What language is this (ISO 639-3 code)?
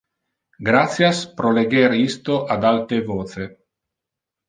ina